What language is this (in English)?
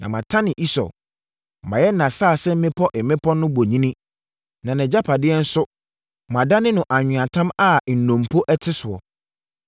Akan